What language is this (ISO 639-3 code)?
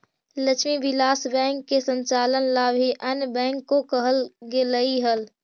mag